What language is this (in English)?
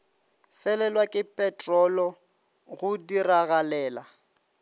Northern Sotho